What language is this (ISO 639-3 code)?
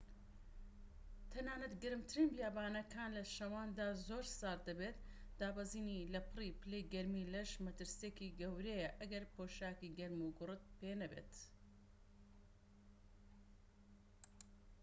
ckb